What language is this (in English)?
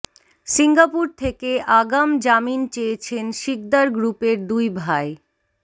Bangla